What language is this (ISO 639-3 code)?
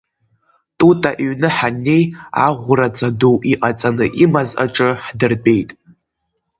abk